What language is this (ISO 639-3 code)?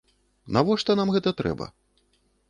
bel